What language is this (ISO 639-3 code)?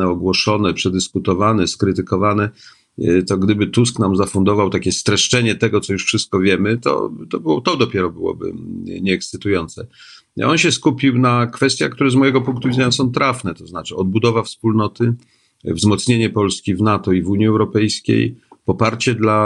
pol